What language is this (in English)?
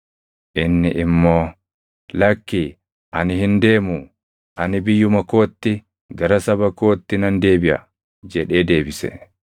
Oromo